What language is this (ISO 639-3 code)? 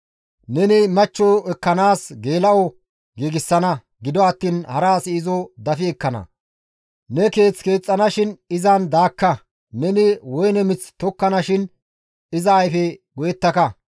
gmv